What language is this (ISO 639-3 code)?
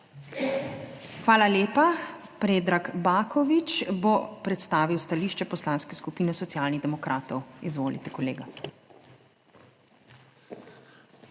slv